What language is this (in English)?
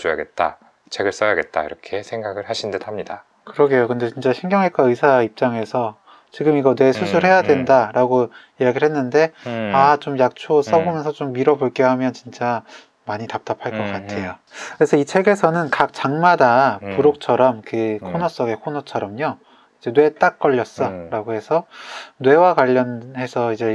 Korean